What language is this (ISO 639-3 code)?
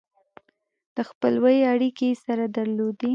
pus